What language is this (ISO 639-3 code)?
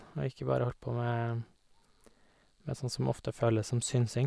nor